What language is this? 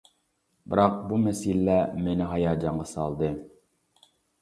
Uyghur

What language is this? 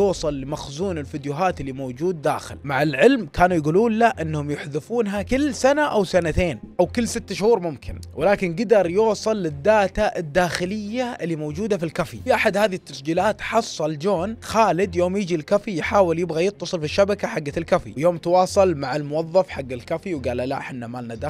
Arabic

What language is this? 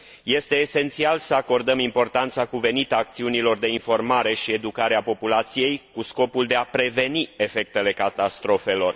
Romanian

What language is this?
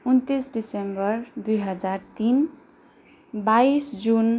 Nepali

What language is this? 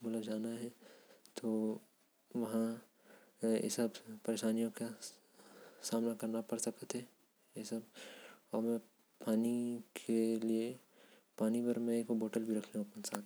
Korwa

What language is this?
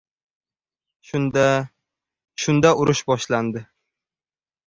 Uzbek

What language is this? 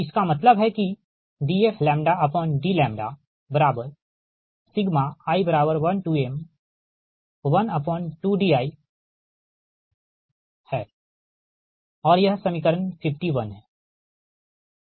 Hindi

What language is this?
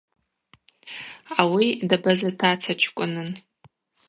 Abaza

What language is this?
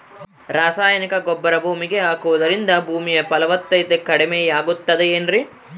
Kannada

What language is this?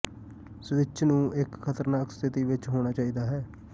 Punjabi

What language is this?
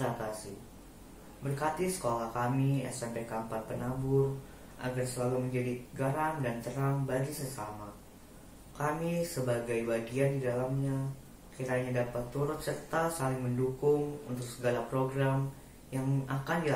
Indonesian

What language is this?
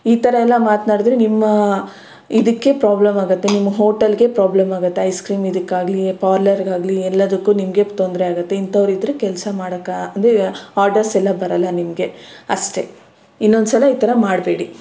Kannada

